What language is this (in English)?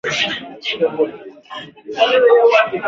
Swahili